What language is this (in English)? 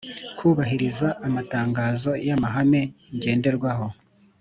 Kinyarwanda